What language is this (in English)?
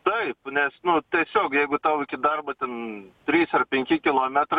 Lithuanian